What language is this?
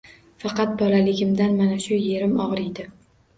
Uzbek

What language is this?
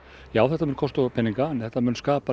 Icelandic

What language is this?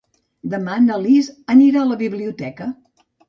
Catalan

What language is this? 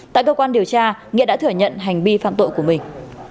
Vietnamese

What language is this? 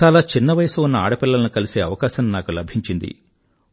Telugu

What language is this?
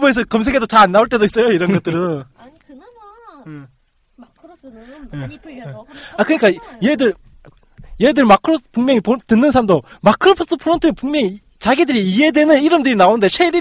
Korean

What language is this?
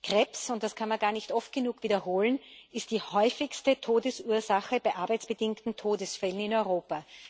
German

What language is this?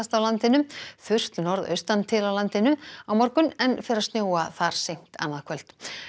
Icelandic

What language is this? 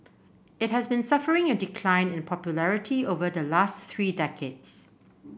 English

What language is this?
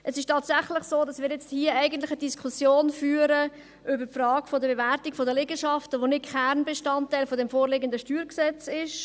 Swiss German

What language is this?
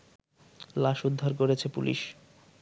Bangla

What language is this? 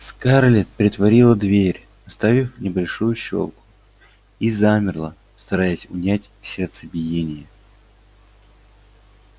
Russian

